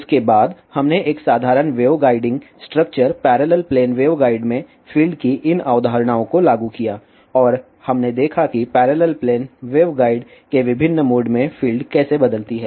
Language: Hindi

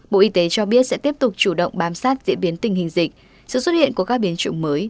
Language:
Vietnamese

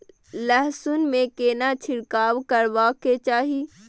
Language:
Maithili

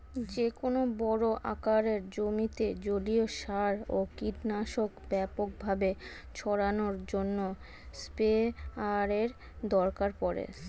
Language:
Bangla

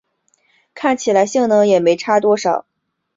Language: Chinese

